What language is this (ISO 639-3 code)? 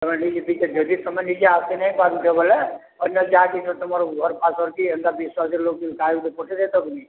ori